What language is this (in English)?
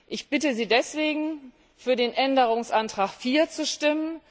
German